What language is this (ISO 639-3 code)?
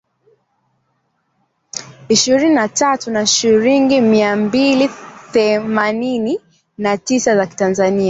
swa